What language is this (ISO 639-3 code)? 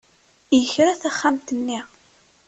kab